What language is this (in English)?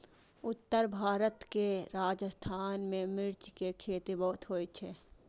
Maithili